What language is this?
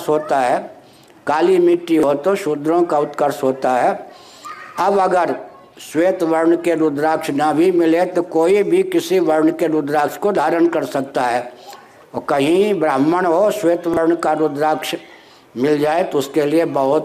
Hindi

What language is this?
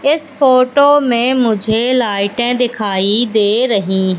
Hindi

